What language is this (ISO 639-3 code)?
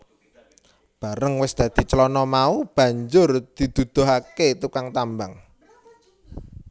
jav